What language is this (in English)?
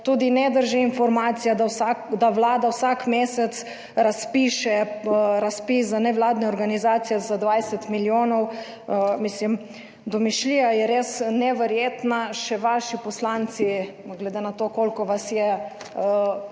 Slovenian